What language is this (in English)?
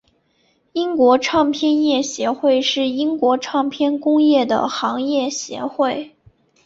Chinese